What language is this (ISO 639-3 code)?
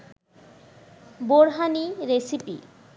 ben